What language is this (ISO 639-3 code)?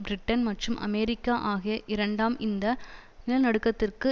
tam